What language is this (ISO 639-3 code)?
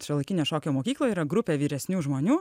lit